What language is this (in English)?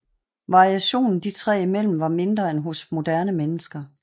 Danish